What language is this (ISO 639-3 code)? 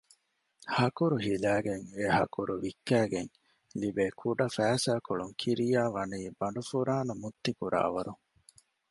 div